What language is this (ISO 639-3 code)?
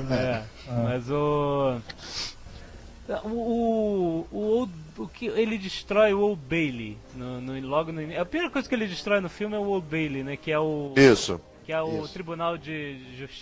por